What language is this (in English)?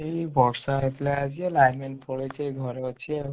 Odia